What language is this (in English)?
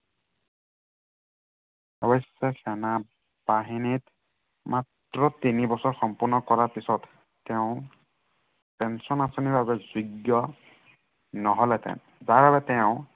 Assamese